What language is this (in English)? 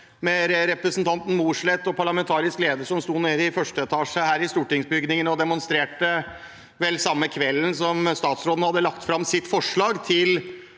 Norwegian